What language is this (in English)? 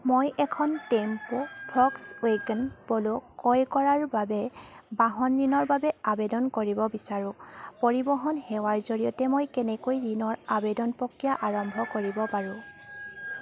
Assamese